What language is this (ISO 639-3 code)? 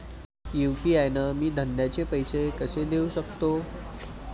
mar